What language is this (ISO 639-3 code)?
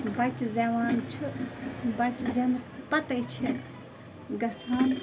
kas